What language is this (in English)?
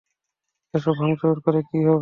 Bangla